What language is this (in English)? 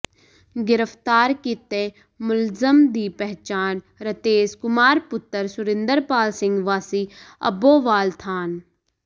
Punjabi